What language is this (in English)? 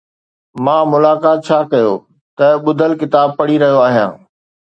Sindhi